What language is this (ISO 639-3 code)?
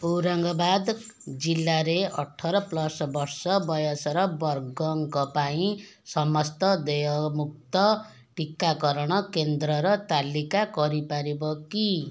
ori